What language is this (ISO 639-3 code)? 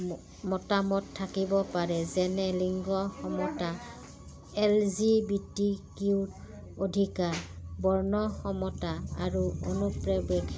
asm